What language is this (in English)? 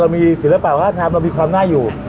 Thai